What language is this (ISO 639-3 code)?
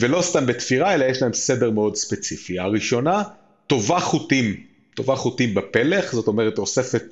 heb